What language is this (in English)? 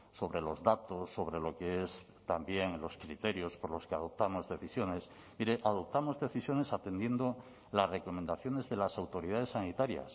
Spanish